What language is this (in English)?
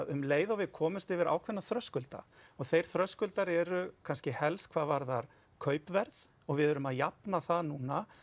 Icelandic